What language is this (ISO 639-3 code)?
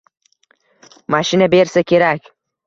uzb